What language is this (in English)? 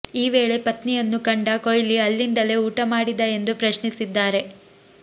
Kannada